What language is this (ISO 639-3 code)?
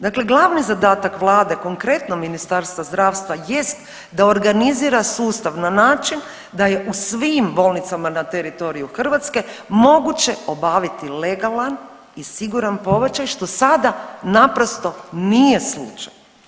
hrv